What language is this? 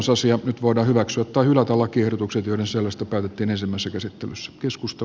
Finnish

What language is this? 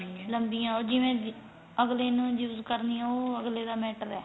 Punjabi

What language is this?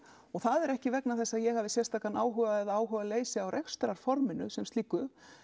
Icelandic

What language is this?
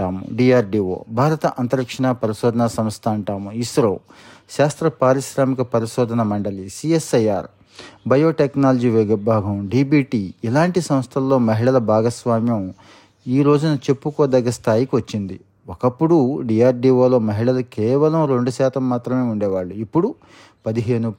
Telugu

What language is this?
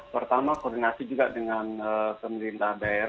Indonesian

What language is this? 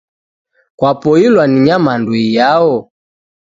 Taita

